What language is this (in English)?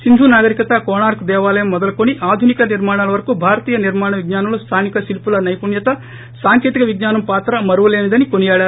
Telugu